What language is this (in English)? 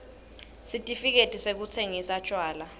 Swati